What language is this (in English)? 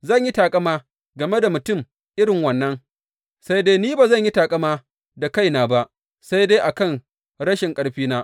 Hausa